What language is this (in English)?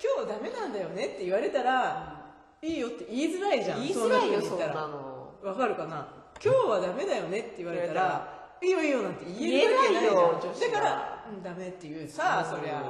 Japanese